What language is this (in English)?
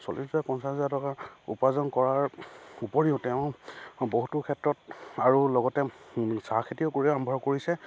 Assamese